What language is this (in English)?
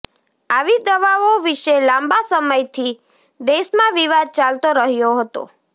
Gujarati